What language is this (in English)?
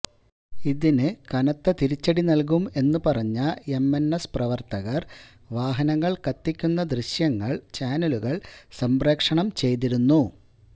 Malayalam